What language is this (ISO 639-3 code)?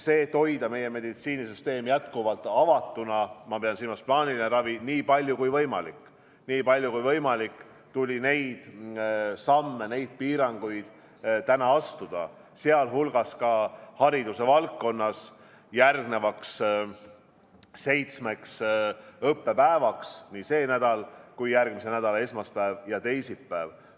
est